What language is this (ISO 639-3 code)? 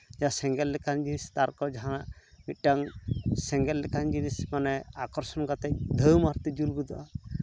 sat